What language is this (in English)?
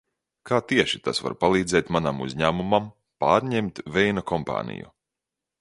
Latvian